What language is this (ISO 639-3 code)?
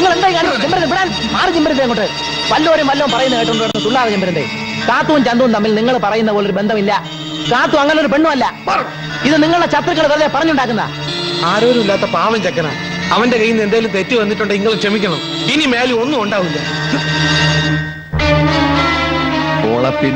mal